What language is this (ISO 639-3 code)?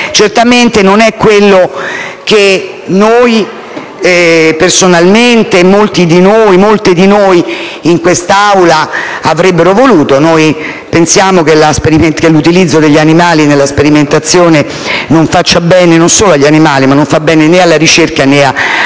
ita